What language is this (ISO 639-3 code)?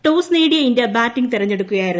mal